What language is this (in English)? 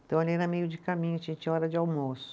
Portuguese